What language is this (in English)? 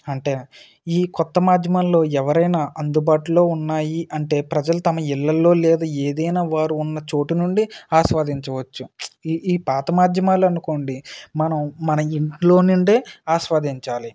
Telugu